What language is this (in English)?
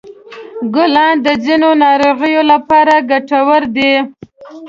Pashto